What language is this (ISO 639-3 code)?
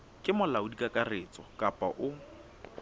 sot